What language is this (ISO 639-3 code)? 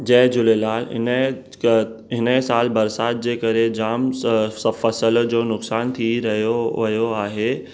snd